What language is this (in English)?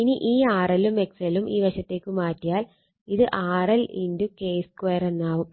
Malayalam